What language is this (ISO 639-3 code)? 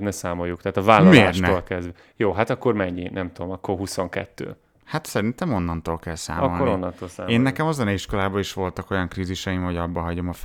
hun